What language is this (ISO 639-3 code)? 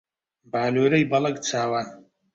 ckb